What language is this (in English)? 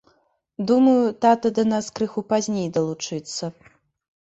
Belarusian